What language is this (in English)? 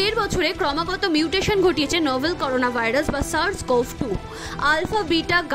Bangla